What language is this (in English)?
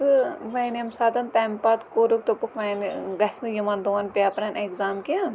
Kashmiri